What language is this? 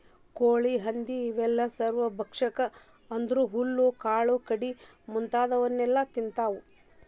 Kannada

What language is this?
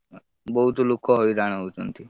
Odia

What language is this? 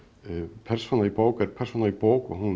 Icelandic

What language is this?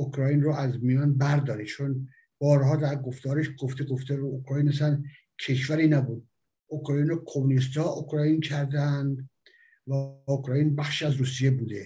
Persian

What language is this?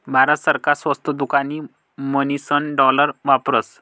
Marathi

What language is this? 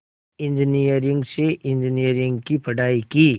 Hindi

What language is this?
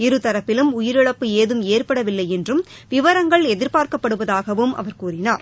Tamil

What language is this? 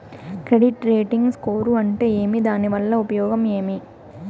Telugu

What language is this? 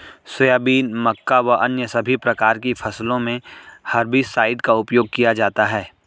Hindi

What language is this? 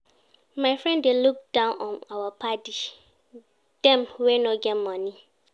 Nigerian Pidgin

